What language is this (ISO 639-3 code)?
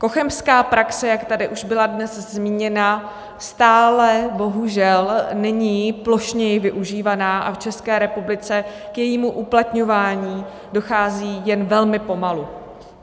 ces